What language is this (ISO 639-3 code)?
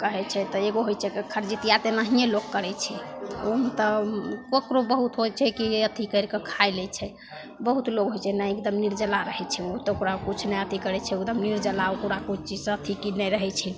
mai